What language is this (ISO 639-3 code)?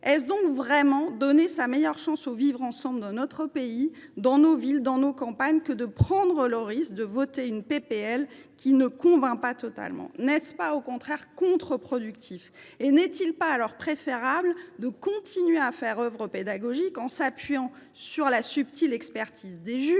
fra